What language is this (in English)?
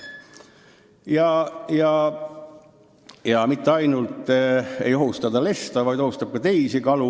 Estonian